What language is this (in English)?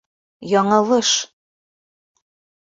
Bashkir